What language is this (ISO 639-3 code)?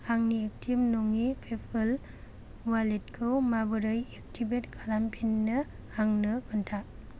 brx